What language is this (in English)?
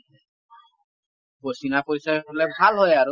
Assamese